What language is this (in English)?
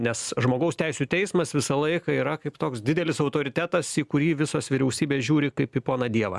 Lithuanian